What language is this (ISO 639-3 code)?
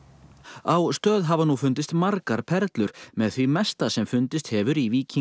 isl